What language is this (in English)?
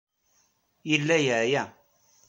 Kabyle